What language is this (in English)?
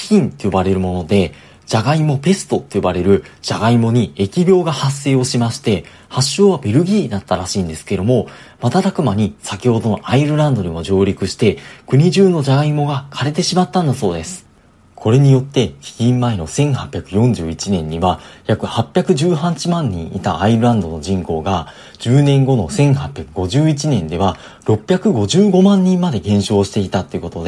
Japanese